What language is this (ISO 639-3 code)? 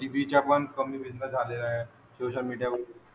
mar